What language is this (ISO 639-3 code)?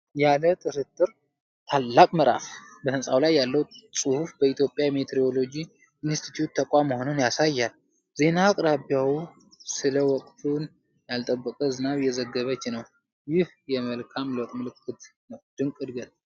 amh